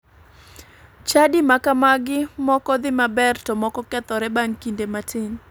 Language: Luo (Kenya and Tanzania)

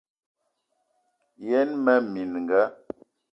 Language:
Eton (Cameroon)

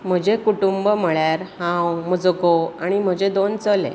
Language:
Konkani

